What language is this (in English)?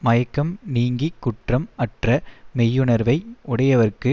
Tamil